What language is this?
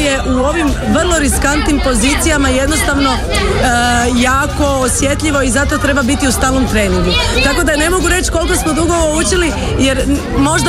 Croatian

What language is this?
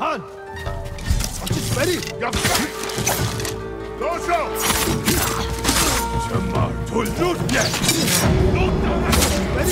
Japanese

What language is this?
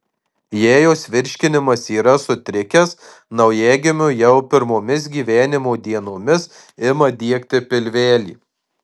Lithuanian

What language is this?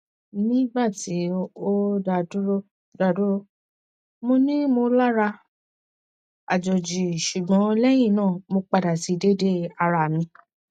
Yoruba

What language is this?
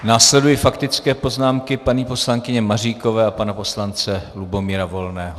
Czech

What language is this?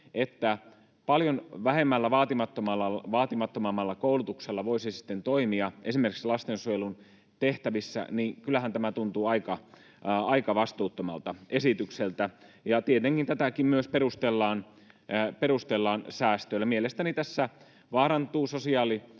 Finnish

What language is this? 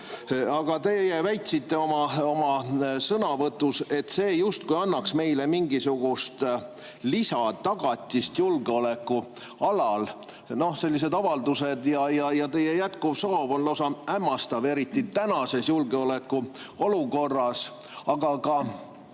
Estonian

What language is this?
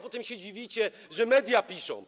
Polish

